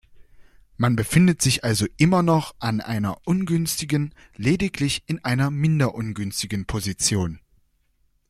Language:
German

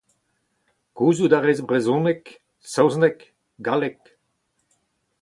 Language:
Breton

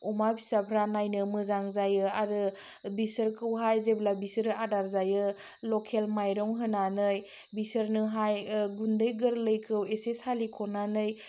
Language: Bodo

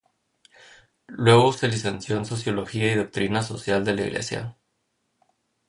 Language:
Spanish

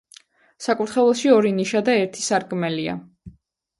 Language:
Georgian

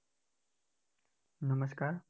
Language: Gujarati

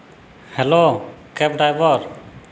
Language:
Santali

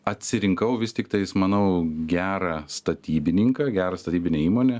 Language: Lithuanian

